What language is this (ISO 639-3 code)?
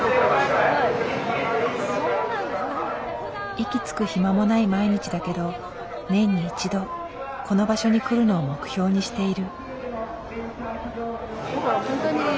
jpn